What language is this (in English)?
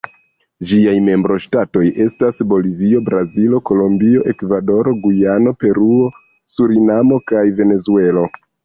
Esperanto